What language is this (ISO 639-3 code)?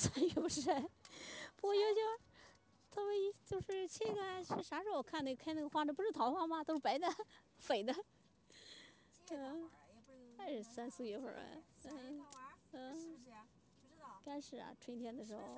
zho